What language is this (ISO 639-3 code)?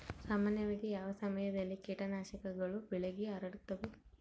kan